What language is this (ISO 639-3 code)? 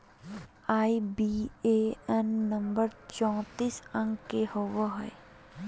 mag